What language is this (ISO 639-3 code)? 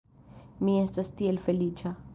epo